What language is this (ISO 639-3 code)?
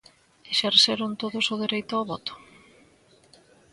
glg